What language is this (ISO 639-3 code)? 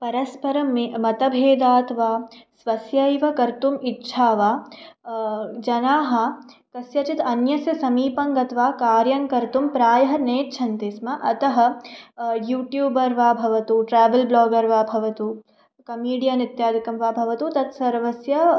san